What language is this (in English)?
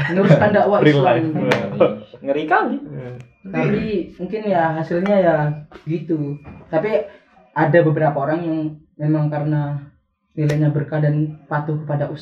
Indonesian